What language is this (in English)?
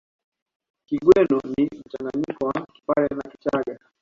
Swahili